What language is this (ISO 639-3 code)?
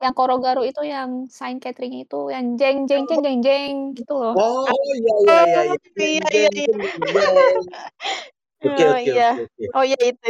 ind